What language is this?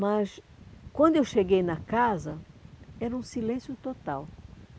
Portuguese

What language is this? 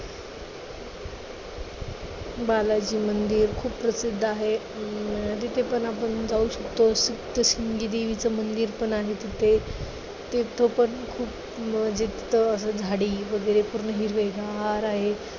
Marathi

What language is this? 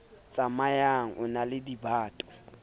Southern Sotho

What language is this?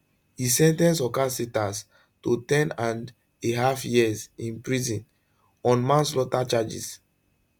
Nigerian Pidgin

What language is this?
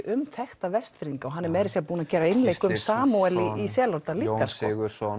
Icelandic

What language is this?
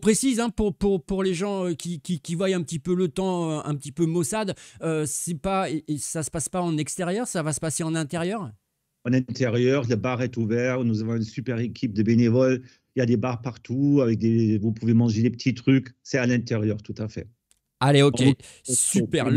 French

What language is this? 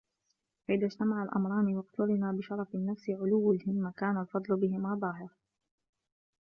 Arabic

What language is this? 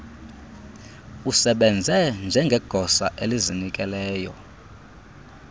Xhosa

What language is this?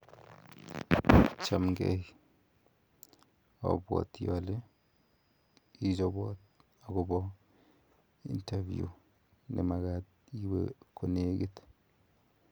Kalenjin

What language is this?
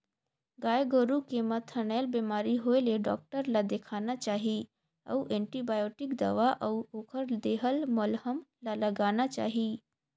Chhattisgarhi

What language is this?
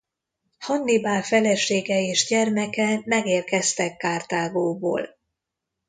Hungarian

